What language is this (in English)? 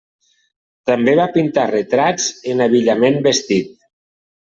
Catalan